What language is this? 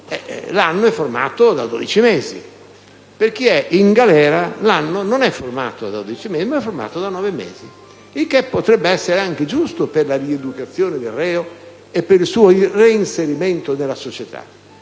Italian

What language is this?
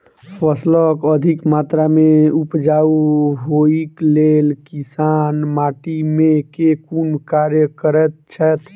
Maithili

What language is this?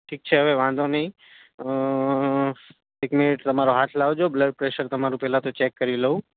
Gujarati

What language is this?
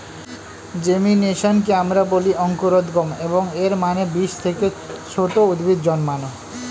Bangla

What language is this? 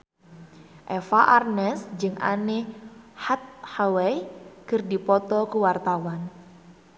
Sundanese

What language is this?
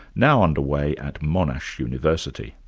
English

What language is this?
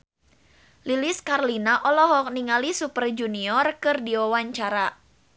Sundanese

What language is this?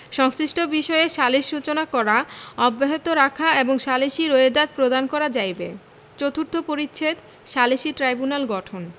Bangla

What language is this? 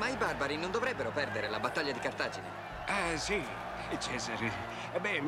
Italian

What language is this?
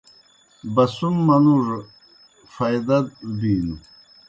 Kohistani Shina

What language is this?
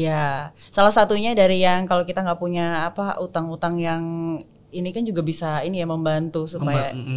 Indonesian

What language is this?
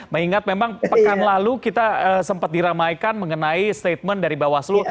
Indonesian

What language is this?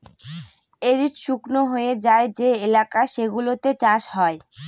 Bangla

